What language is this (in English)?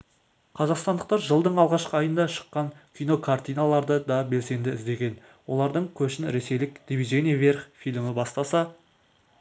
Kazakh